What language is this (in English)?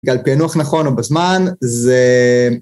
Hebrew